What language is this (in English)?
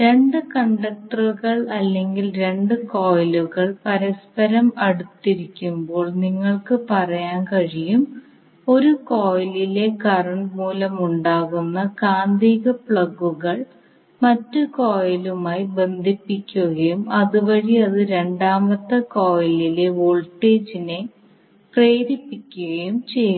Malayalam